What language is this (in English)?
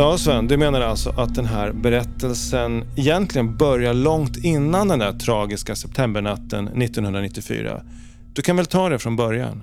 Swedish